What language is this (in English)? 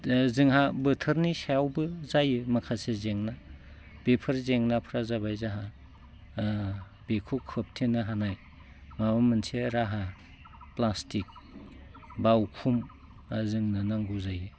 Bodo